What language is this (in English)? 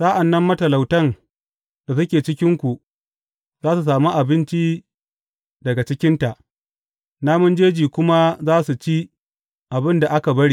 Hausa